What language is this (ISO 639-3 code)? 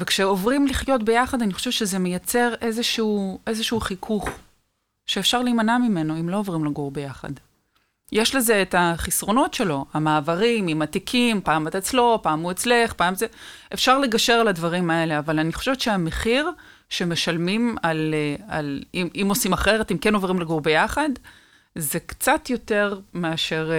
heb